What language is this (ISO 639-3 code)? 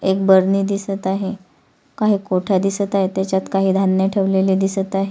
mar